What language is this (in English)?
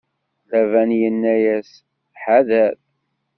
Kabyle